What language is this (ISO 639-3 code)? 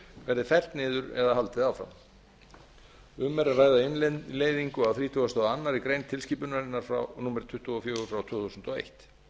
isl